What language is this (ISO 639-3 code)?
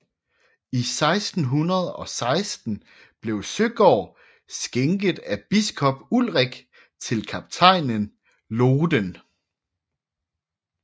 dan